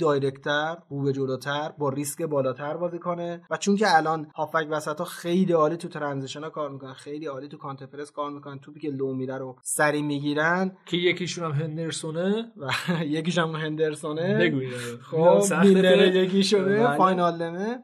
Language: Persian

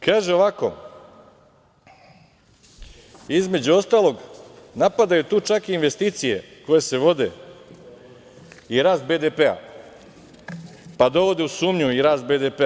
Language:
Serbian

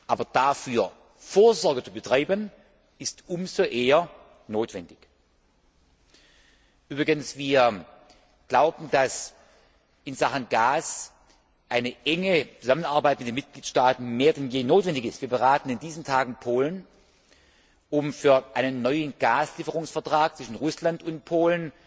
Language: German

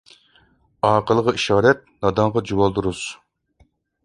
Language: Uyghur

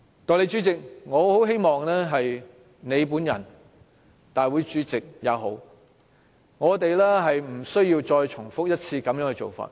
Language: Cantonese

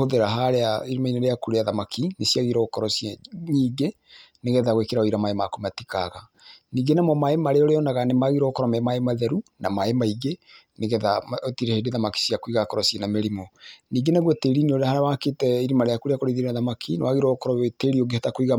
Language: Kikuyu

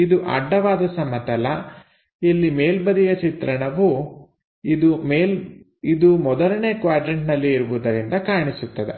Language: Kannada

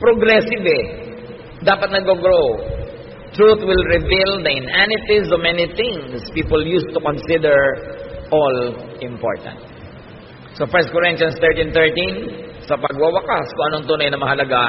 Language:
Filipino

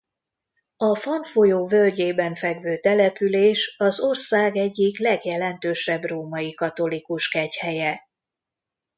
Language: Hungarian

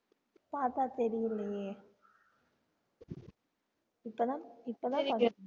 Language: Tamil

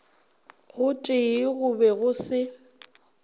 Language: Northern Sotho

